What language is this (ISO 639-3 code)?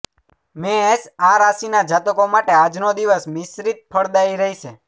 guj